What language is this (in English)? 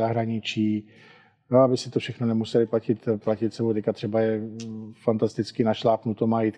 Czech